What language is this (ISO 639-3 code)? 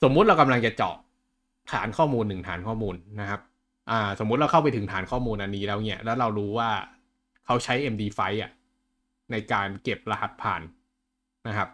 tha